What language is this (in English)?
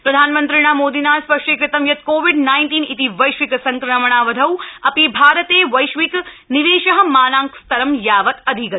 Sanskrit